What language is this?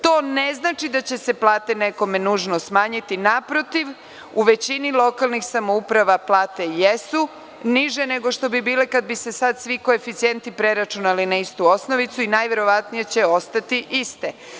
Serbian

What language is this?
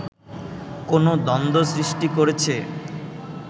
Bangla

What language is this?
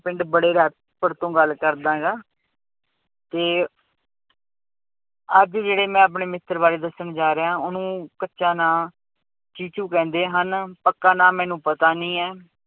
Punjabi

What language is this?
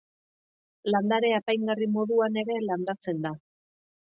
Basque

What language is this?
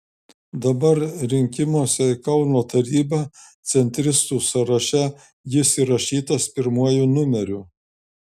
Lithuanian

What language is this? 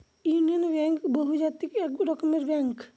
Bangla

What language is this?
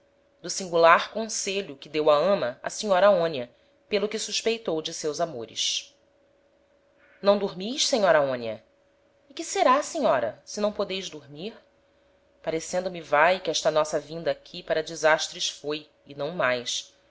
Portuguese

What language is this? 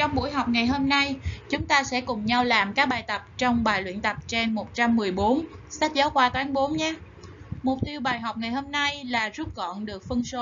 Vietnamese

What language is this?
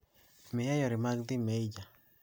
Luo (Kenya and Tanzania)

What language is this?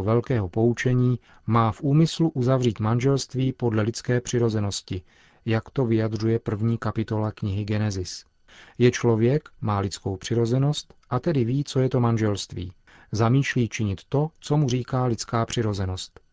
Czech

